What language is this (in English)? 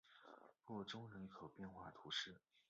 Chinese